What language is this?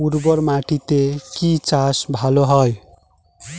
Bangla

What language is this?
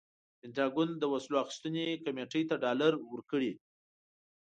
Pashto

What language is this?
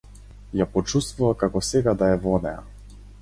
Macedonian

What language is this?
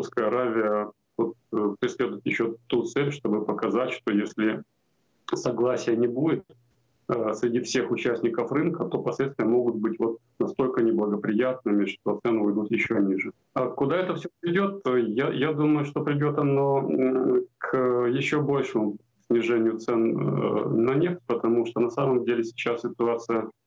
Russian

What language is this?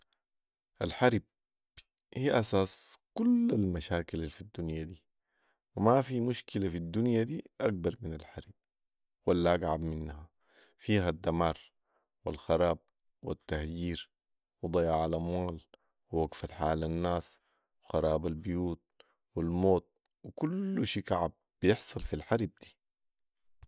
Sudanese Arabic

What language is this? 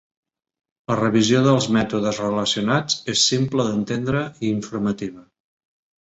Catalan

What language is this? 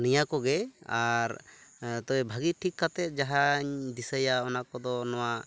Santali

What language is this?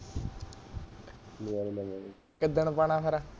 Punjabi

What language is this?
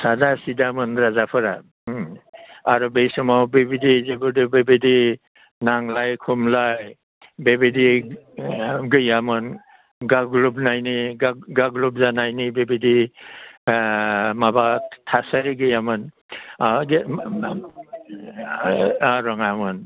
Bodo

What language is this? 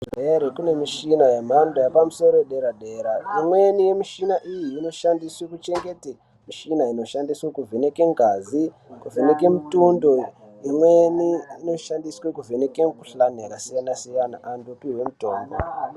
Ndau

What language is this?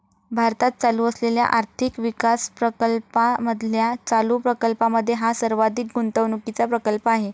Marathi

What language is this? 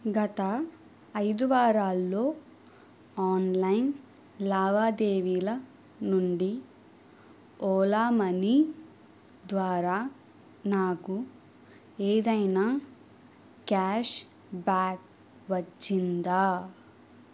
Telugu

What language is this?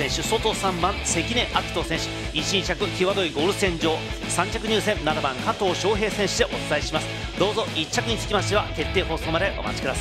Japanese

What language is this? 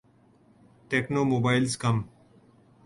Urdu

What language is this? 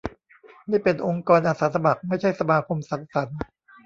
Thai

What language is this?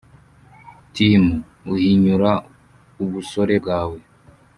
Kinyarwanda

